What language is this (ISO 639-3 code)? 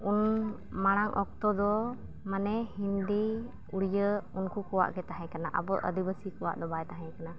sat